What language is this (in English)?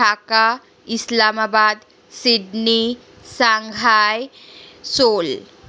Bangla